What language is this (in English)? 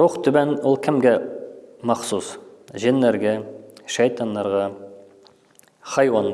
Turkish